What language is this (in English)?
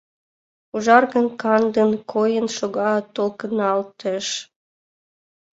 Mari